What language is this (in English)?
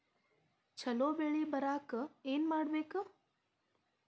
Kannada